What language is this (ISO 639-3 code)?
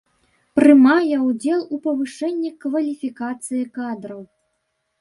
bel